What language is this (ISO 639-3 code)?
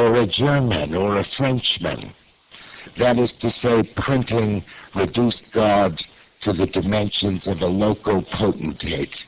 eng